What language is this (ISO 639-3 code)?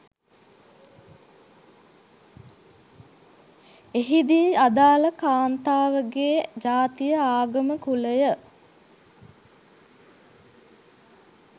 sin